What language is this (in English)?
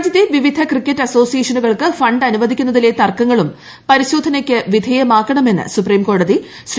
Malayalam